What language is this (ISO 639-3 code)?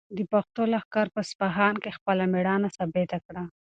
pus